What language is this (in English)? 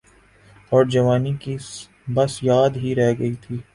Urdu